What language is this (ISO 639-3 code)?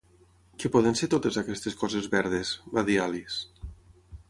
cat